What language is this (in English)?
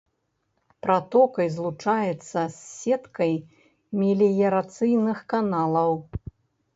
Belarusian